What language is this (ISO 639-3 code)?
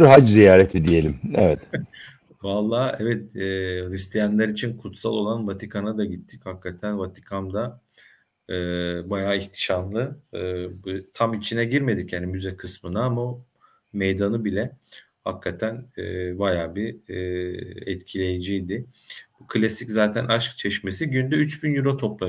tur